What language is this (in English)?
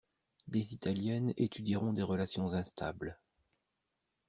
French